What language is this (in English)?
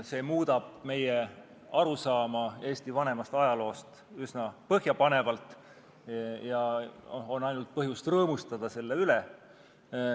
Estonian